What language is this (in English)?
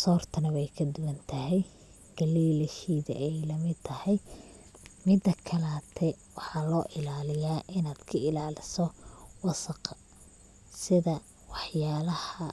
Somali